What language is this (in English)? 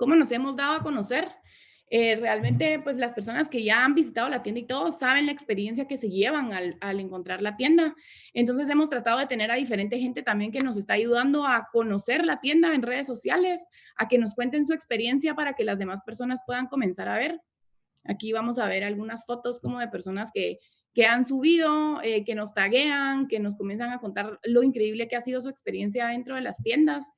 Spanish